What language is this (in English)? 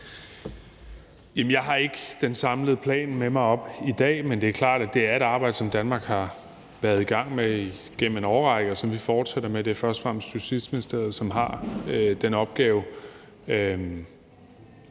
Danish